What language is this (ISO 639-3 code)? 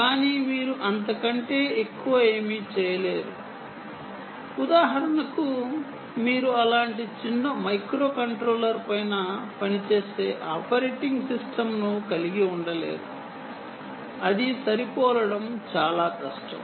tel